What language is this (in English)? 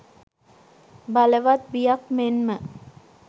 Sinhala